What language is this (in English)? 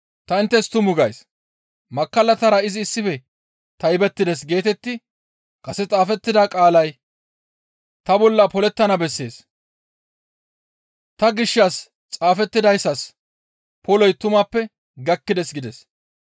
Gamo